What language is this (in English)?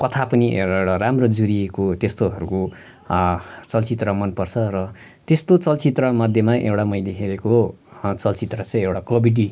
Nepali